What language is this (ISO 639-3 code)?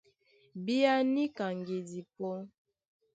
dua